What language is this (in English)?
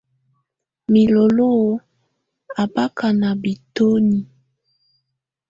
Tunen